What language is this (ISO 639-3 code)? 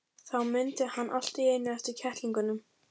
isl